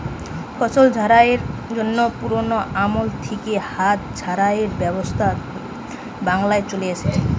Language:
Bangla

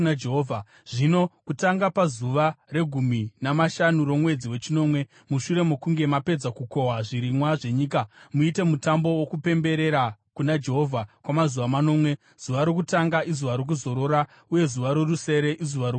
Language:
Shona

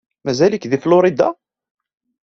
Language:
Kabyle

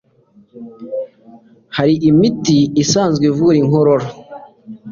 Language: Kinyarwanda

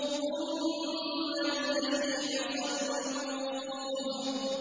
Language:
Arabic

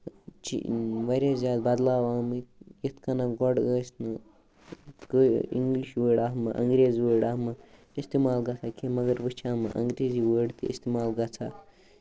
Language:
Kashmiri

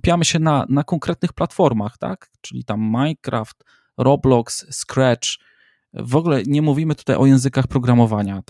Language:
Polish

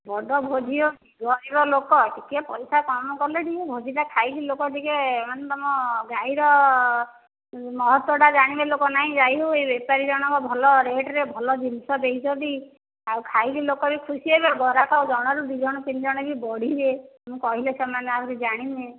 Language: Odia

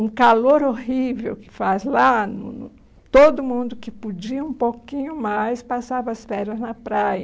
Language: Portuguese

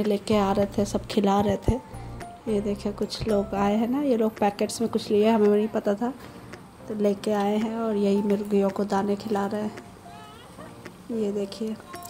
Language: Hindi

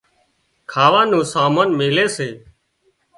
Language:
Wadiyara Koli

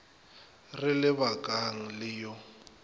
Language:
Northern Sotho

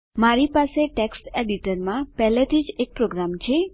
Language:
Gujarati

